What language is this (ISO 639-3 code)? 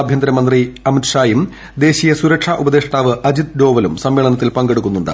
mal